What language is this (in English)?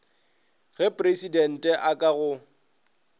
Northern Sotho